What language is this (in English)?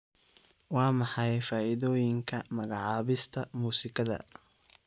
Somali